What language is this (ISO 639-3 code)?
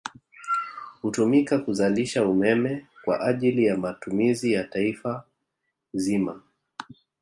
swa